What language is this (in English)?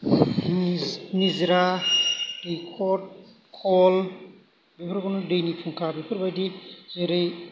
Bodo